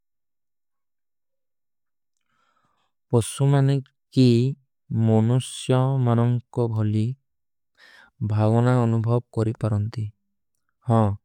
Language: Kui (India)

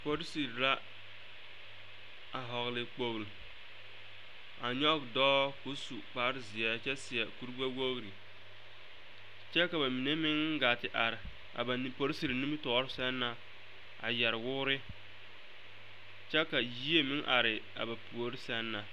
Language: Southern Dagaare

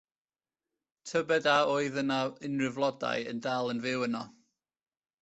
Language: Welsh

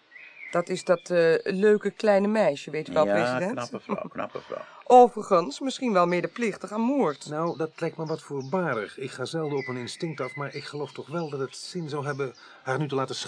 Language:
Dutch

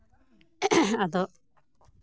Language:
Santali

